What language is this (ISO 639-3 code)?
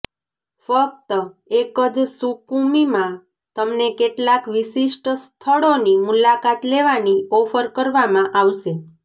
guj